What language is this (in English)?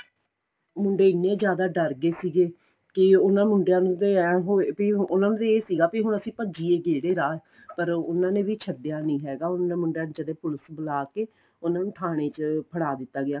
Punjabi